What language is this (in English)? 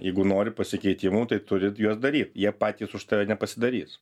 Lithuanian